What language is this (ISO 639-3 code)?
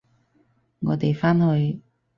yue